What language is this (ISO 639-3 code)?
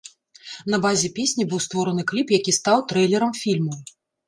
bel